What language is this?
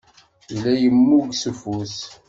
Kabyle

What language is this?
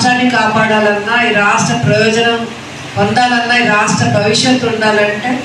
Telugu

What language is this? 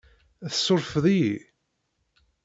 Kabyle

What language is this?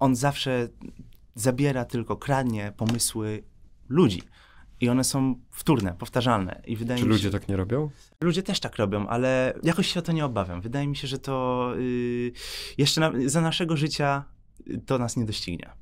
Polish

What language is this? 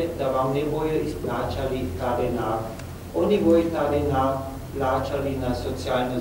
Romanian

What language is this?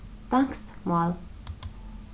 Faroese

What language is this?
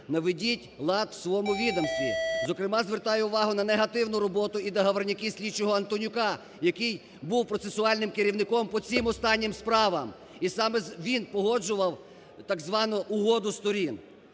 Ukrainian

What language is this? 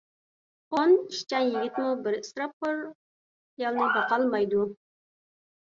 Uyghur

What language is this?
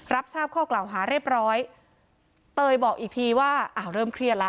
Thai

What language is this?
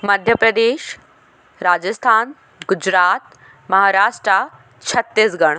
Hindi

